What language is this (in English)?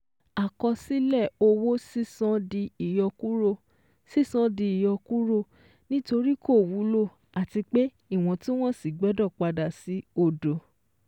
Yoruba